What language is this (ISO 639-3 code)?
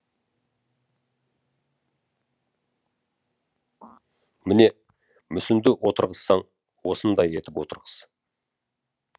kaz